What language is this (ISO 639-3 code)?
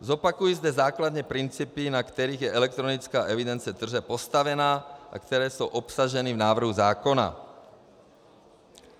ces